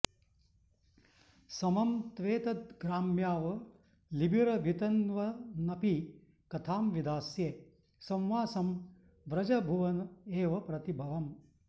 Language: Sanskrit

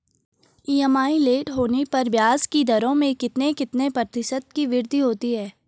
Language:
Hindi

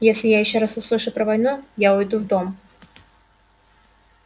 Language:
Russian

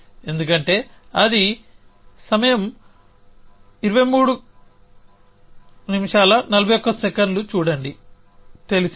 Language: Telugu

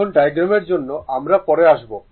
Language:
Bangla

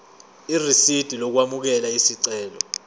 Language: Zulu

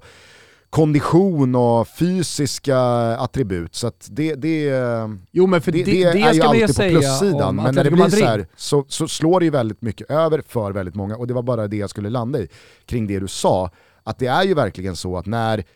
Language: Swedish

